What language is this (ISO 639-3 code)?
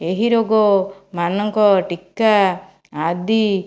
ori